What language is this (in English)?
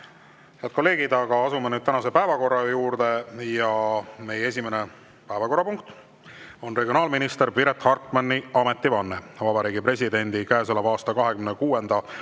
Estonian